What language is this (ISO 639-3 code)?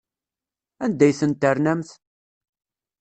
kab